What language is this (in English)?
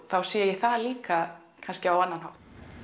Icelandic